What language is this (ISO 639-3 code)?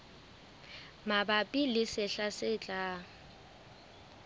sot